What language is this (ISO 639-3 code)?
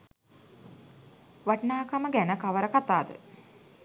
sin